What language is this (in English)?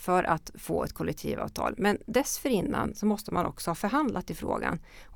Swedish